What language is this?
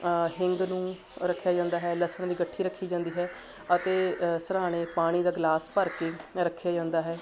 Punjabi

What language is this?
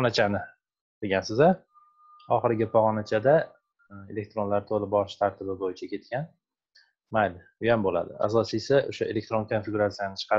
Turkish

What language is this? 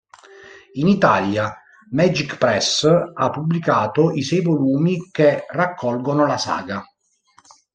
Italian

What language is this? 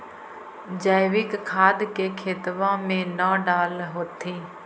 Magahi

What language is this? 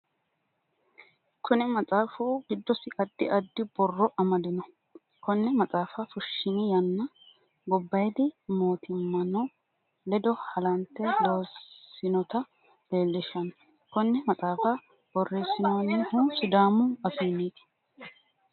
Sidamo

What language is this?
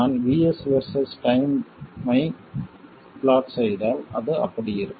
Tamil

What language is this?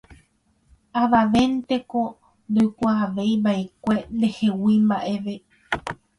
Guarani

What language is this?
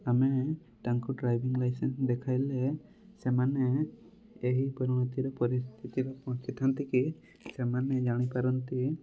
Odia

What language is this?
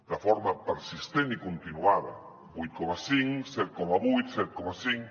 Catalan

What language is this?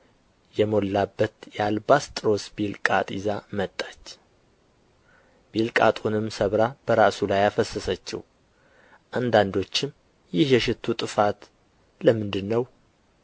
Amharic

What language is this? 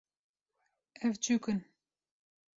Kurdish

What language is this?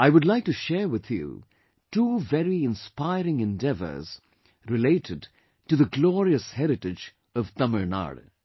English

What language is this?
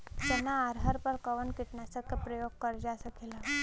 Bhojpuri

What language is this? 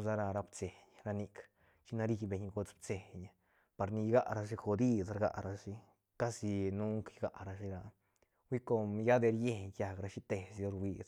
Santa Catarina Albarradas Zapotec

